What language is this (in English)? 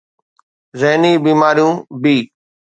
Sindhi